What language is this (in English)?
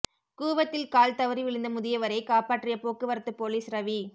Tamil